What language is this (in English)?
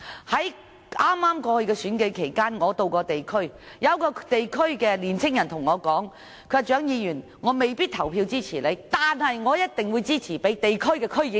Cantonese